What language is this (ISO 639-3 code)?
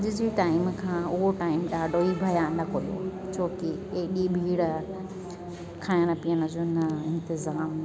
snd